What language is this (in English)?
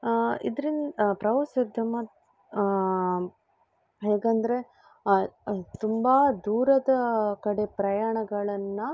Kannada